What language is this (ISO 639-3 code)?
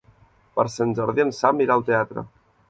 cat